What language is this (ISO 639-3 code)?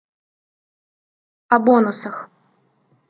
rus